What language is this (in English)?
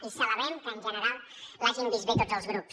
Catalan